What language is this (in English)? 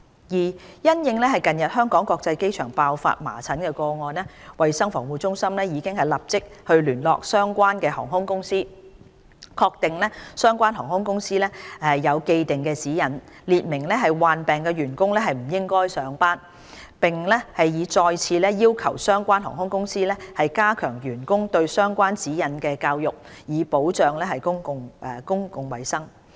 Cantonese